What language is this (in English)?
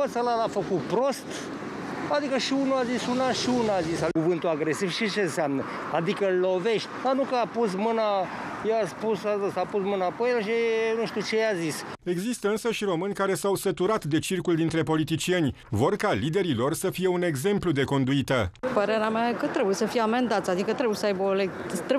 Romanian